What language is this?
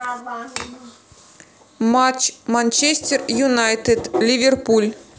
Russian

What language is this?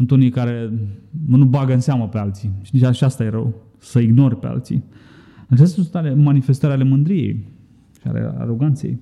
Romanian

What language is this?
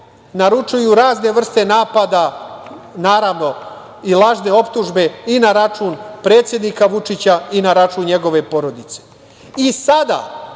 Serbian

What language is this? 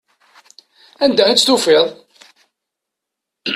Kabyle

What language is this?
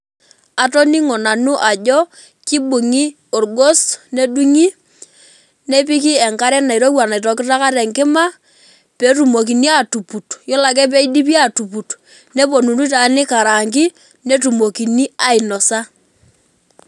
Masai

